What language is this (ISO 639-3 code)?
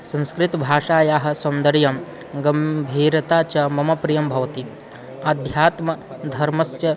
san